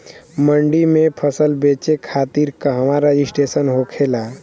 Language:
Bhojpuri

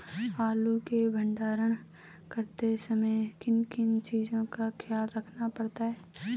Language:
Hindi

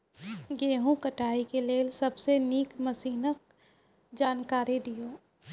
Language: Maithili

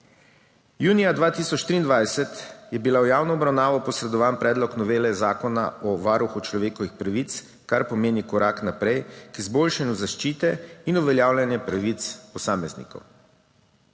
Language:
Slovenian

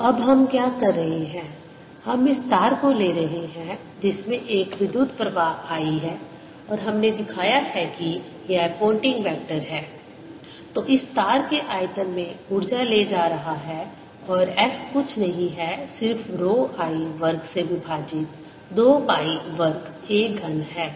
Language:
Hindi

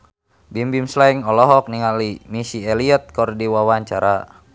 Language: Sundanese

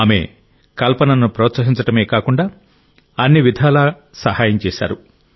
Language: Telugu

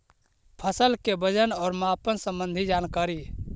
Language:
Magahi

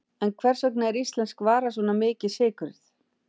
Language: Icelandic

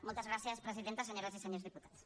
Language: Catalan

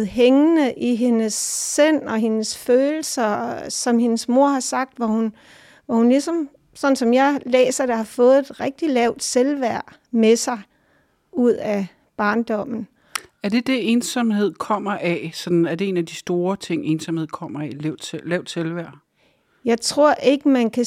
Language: Danish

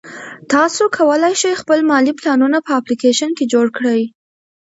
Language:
Pashto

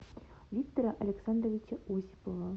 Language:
Russian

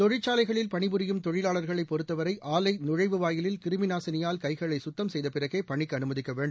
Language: Tamil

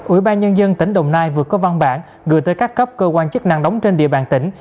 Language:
Vietnamese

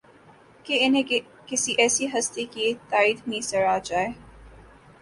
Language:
Urdu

